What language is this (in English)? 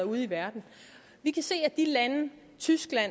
Danish